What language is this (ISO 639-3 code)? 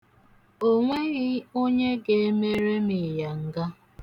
ibo